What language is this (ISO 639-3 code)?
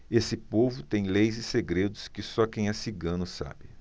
por